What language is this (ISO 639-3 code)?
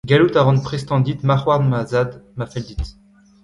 bre